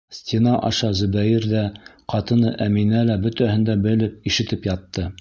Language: Bashkir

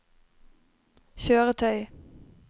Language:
Norwegian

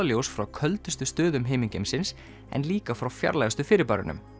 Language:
Icelandic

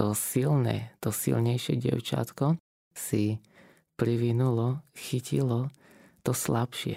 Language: Slovak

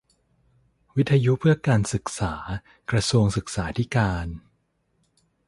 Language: Thai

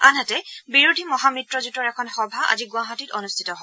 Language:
Assamese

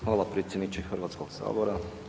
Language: Croatian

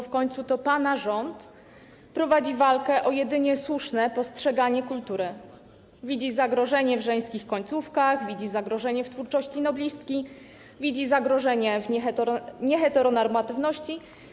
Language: Polish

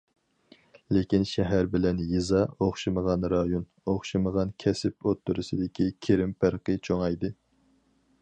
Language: Uyghur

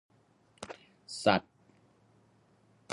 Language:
Thai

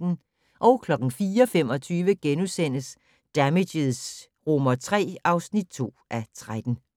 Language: Danish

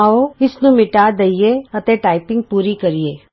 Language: Punjabi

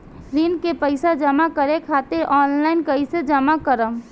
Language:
Bhojpuri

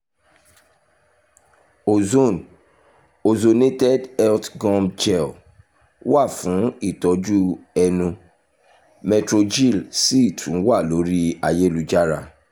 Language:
Yoruba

